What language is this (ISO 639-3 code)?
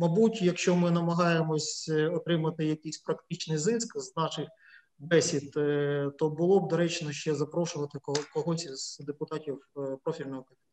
ukr